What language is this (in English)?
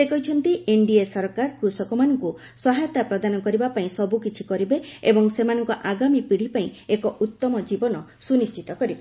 Odia